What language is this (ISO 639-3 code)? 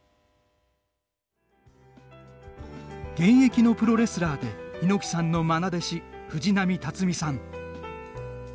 jpn